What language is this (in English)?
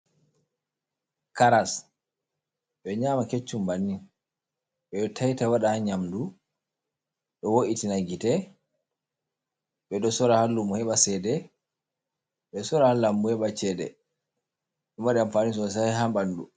Fula